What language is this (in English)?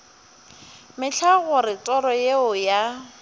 Northern Sotho